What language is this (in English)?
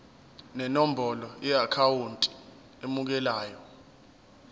Zulu